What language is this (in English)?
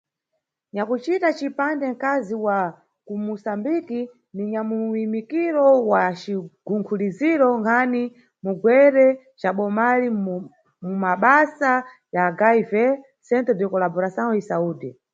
Nyungwe